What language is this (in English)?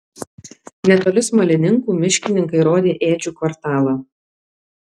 Lithuanian